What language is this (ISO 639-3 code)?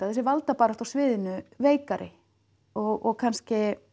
isl